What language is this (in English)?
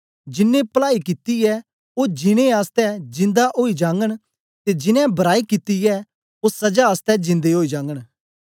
Dogri